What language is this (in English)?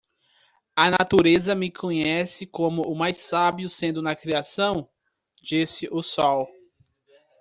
Portuguese